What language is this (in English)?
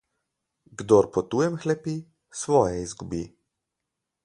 Slovenian